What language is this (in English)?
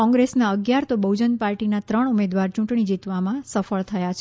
Gujarati